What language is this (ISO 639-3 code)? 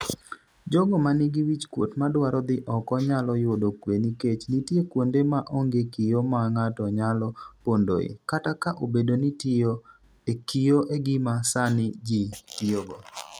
luo